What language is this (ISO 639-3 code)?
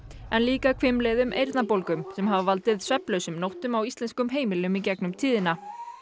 isl